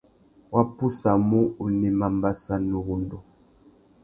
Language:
Tuki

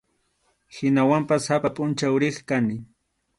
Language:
Arequipa-La Unión Quechua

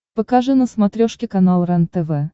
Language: Russian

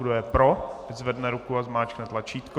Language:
Czech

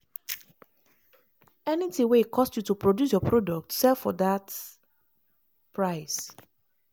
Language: Nigerian Pidgin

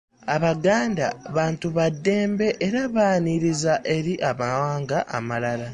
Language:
Ganda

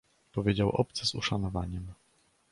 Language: Polish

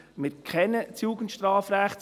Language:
Swiss German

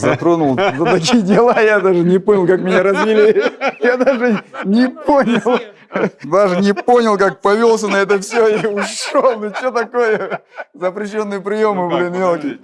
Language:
Russian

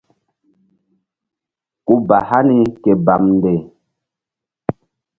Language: Mbum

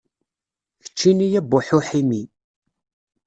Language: Kabyle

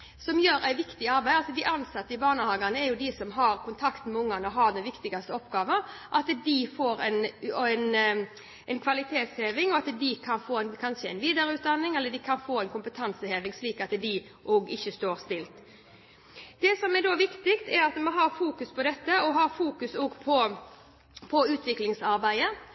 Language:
Norwegian Bokmål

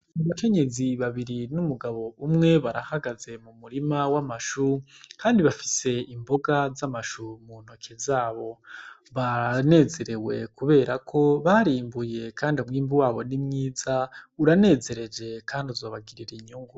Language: Rundi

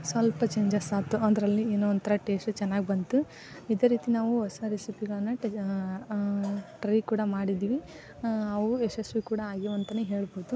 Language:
Kannada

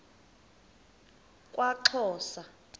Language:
Xhosa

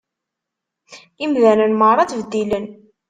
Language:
Kabyle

